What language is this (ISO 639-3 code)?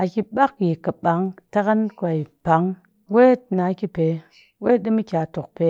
cky